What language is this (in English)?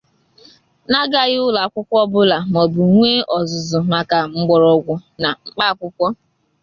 Igbo